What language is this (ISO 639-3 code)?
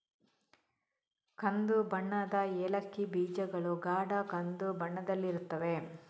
kan